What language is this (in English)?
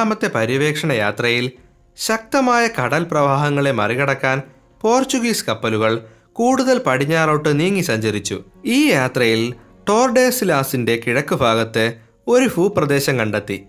Malayalam